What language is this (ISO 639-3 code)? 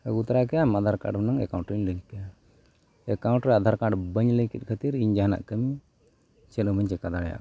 sat